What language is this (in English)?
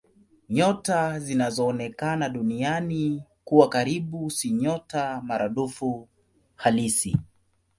Swahili